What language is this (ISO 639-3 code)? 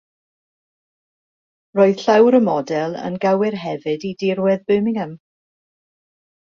cym